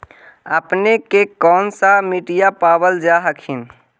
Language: Magahi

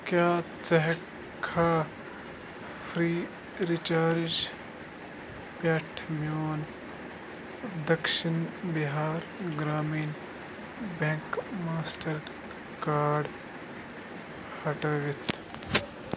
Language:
Kashmiri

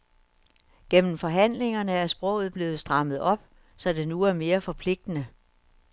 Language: Danish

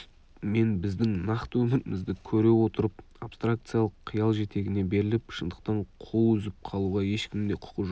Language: Kazakh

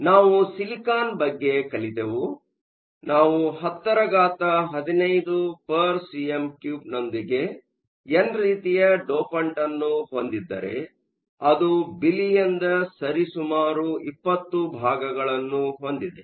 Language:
Kannada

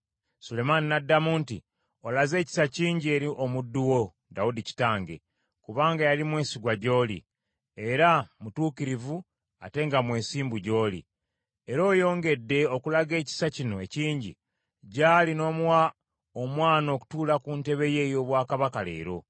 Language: Ganda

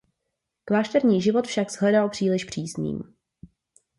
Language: Czech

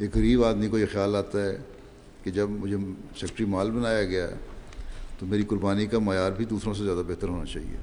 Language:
Urdu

